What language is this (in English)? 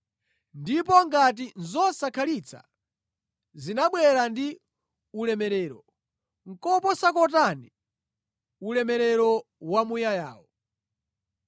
Nyanja